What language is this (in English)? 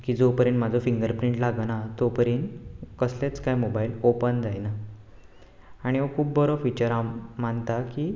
Konkani